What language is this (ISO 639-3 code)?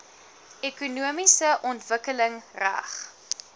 afr